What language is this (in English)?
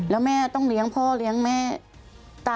Thai